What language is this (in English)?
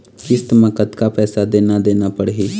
Chhattisgarhi